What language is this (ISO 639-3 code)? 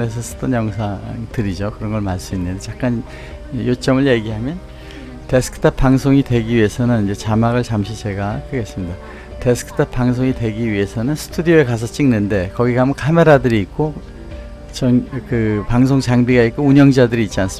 kor